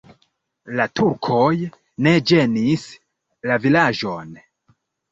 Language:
Esperanto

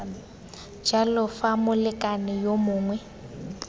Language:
Tswana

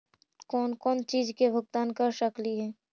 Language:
Magahi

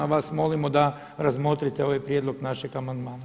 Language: Croatian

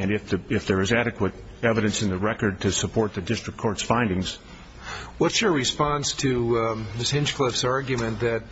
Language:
English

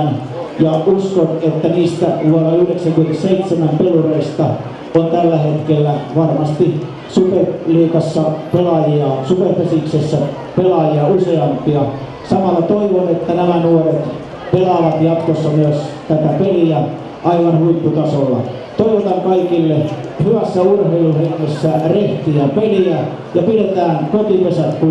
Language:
Finnish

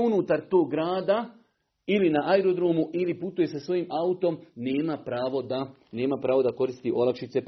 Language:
Croatian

